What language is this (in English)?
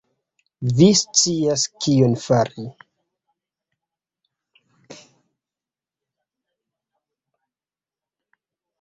Esperanto